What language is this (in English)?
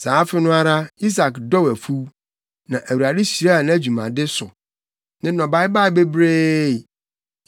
Akan